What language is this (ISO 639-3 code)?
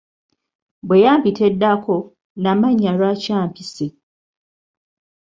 lug